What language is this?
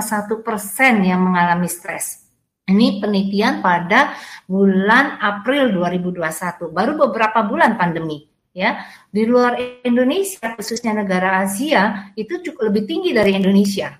Indonesian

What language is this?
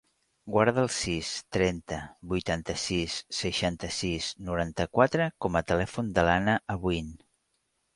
Catalan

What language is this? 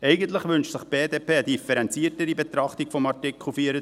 Swiss German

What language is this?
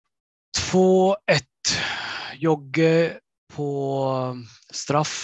Swedish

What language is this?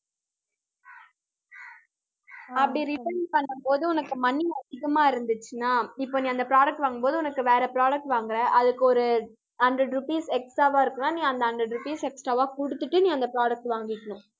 Tamil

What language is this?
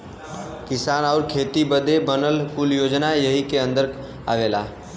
Bhojpuri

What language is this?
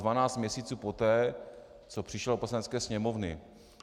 Czech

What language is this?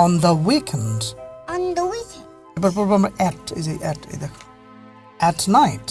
English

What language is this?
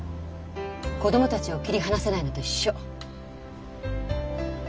Japanese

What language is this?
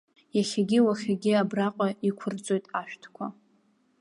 Abkhazian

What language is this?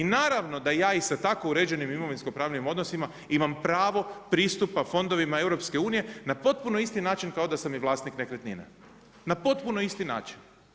Croatian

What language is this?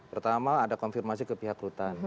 Indonesian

